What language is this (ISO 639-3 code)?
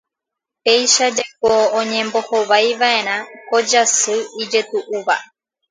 grn